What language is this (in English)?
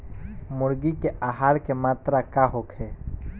Bhojpuri